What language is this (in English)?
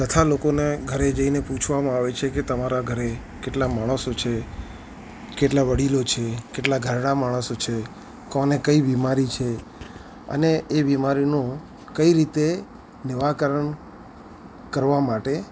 Gujarati